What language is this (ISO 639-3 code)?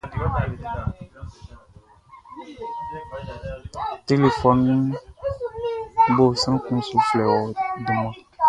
bci